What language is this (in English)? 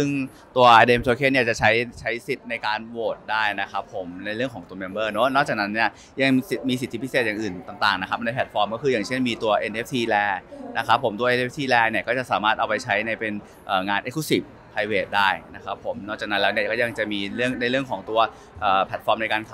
Thai